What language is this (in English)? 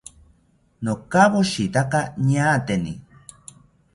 South Ucayali Ashéninka